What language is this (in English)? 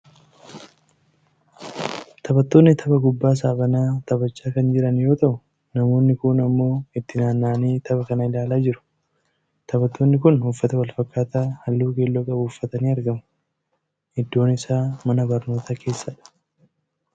Oromo